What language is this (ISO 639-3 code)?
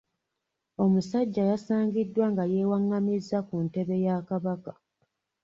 lug